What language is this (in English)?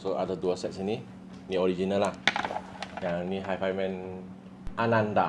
Malay